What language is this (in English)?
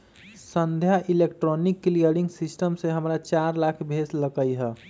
Magahi